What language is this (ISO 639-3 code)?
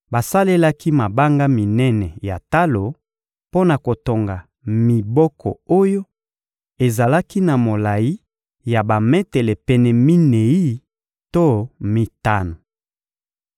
lin